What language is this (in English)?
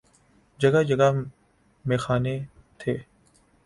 Urdu